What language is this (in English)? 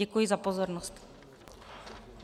Czech